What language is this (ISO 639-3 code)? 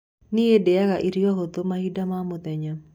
kik